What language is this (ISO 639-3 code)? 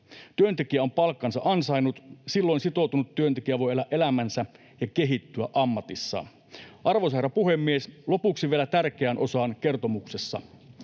fin